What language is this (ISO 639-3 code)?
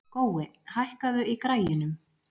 isl